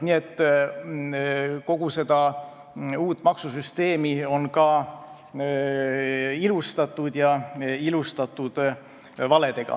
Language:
Estonian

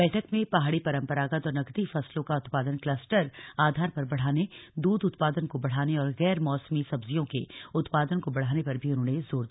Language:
Hindi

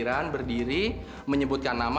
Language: Indonesian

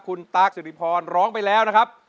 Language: Thai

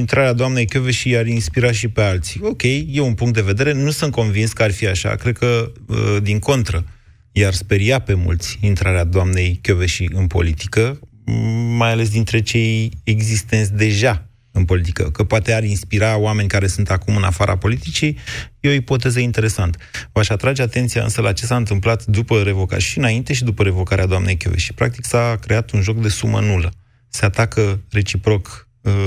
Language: Romanian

